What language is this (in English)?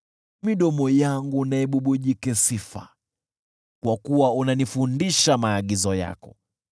Swahili